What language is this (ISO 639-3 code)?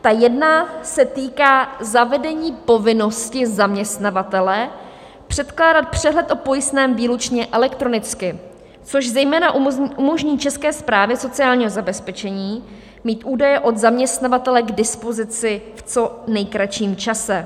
ces